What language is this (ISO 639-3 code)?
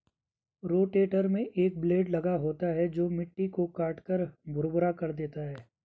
hin